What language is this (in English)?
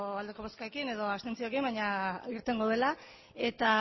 Basque